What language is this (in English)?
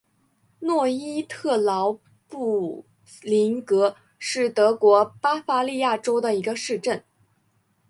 Chinese